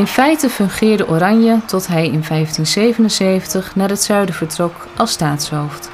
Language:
Dutch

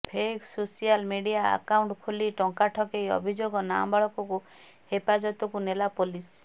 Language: Odia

